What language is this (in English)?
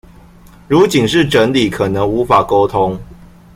Chinese